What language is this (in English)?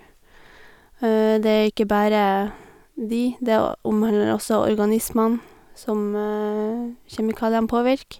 Norwegian